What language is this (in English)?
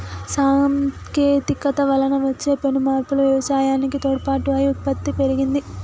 Telugu